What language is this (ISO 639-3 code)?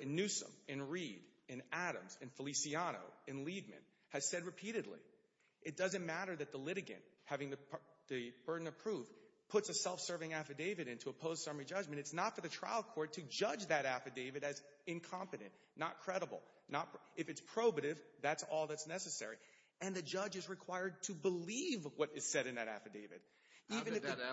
eng